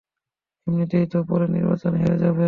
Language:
Bangla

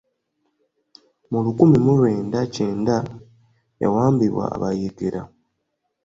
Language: Ganda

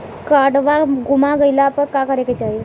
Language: Bhojpuri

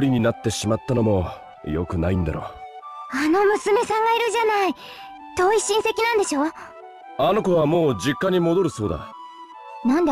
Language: Japanese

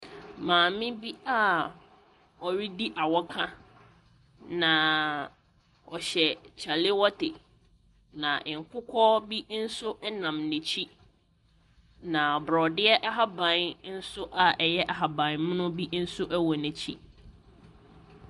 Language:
Akan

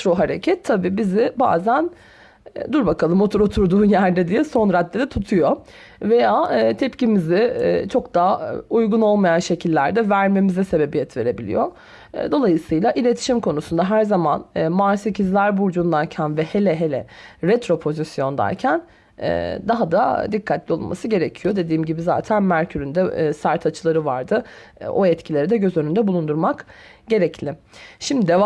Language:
Turkish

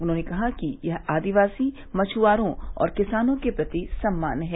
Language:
Hindi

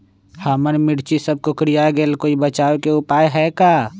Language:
Magahi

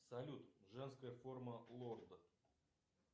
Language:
Russian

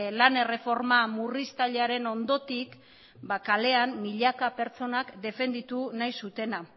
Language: Basque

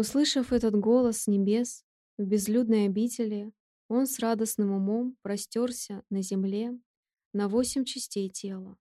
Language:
Russian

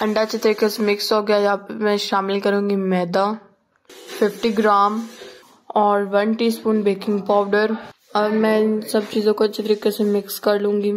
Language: Hindi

